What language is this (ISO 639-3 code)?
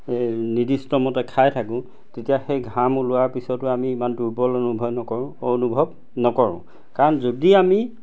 asm